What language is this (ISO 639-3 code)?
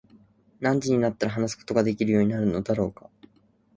jpn